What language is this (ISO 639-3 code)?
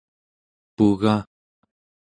esu